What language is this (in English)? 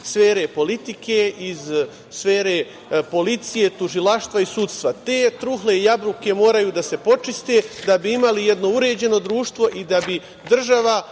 Serbian